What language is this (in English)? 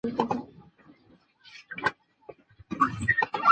Chinese